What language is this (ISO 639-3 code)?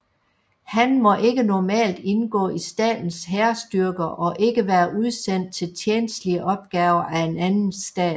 dan